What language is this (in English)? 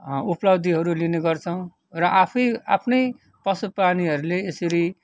Nepali